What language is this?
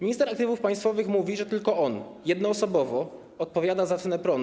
Polish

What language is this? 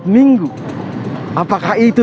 Indonesian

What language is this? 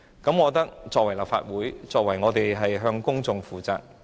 Cantonese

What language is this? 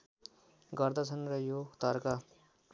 Nepali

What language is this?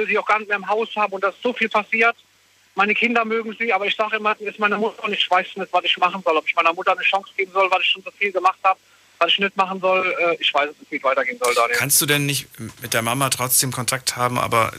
German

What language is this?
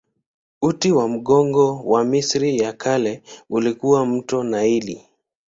Swahili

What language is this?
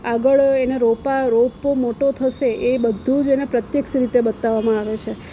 Gujarati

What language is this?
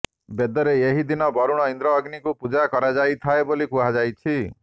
Odia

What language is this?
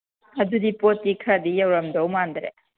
Manipuri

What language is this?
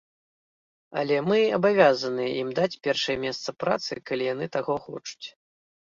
Belarusian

